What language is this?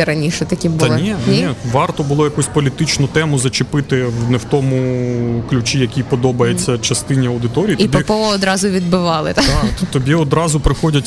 Ukrainian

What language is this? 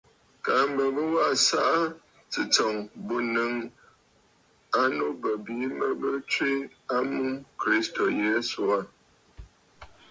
Bafut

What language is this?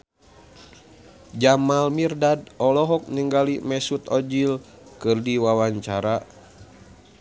Sundanese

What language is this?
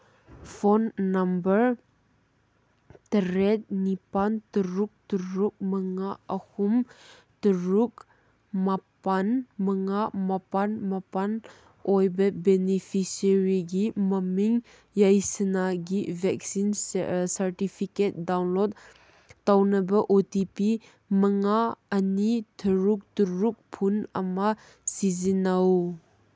Manipuri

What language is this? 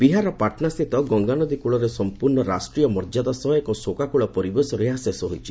Odia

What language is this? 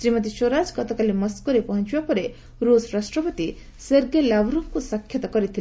Odia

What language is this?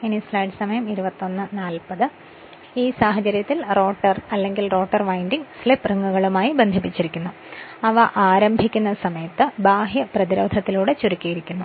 Malayalam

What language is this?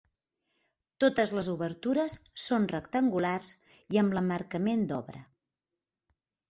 Catalan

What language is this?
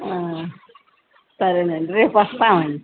Telugu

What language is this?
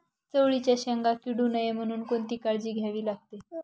Marathi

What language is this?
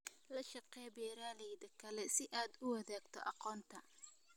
Somali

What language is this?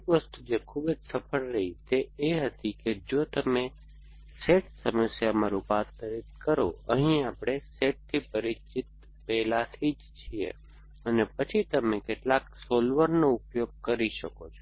Gujarati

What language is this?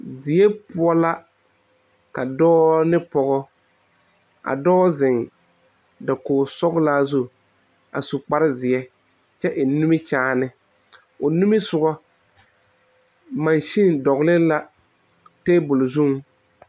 Southern Dagaare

